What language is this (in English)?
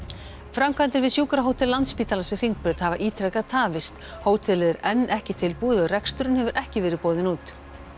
Icelandic